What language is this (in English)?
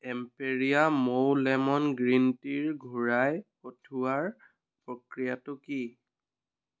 Assamese